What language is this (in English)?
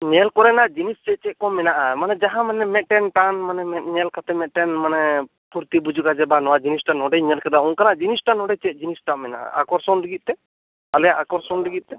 Santali